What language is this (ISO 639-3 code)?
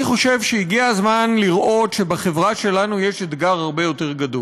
heb